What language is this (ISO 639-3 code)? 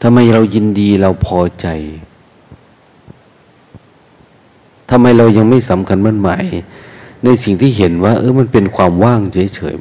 tha